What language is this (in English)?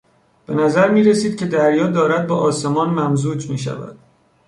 Persian